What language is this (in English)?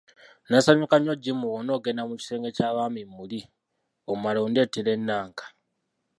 Ganda